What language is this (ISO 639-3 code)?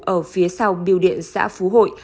vie